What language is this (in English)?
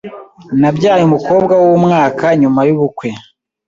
Kinyarwanda